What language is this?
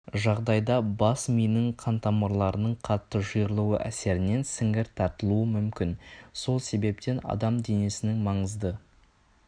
Kazakh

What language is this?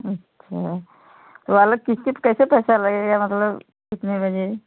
Hindi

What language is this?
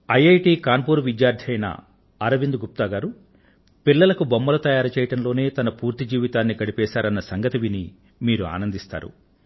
Telugu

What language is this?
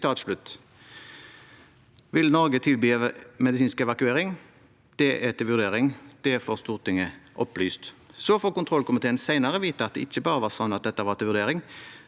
Norwegian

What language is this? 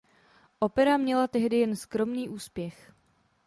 Czech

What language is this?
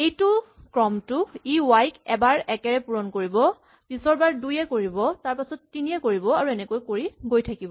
Assamese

